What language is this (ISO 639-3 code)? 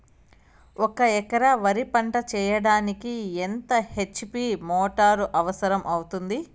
tel